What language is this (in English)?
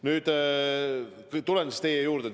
Estonian